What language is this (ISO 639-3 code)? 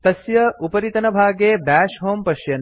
san